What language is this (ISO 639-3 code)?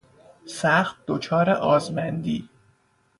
fas